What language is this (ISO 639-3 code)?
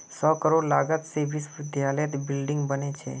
mag